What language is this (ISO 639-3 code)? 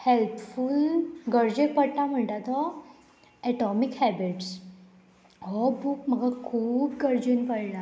kok